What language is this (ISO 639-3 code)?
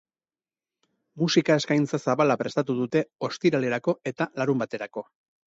eus